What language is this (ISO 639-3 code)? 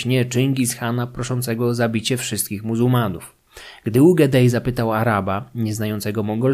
pol